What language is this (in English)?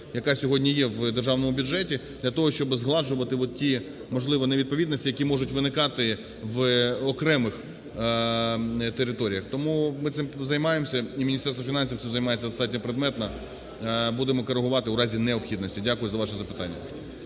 Ukrainian